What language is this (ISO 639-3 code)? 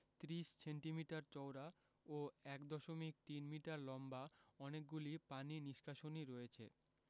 ben